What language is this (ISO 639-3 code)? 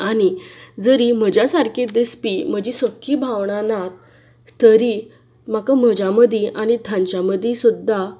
kok